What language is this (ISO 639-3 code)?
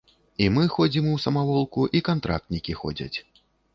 bel